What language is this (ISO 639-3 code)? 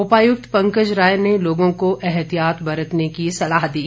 hin